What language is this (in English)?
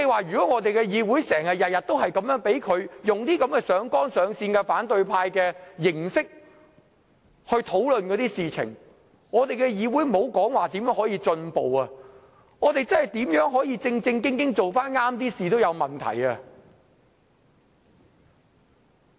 Cantonese